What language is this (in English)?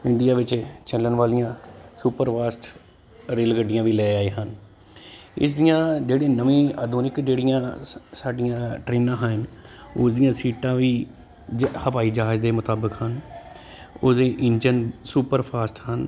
Punjabi